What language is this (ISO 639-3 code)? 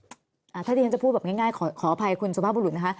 tha